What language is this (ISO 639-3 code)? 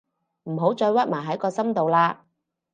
yue